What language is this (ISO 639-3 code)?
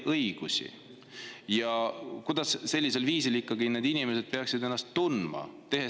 est